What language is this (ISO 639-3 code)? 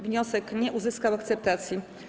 pol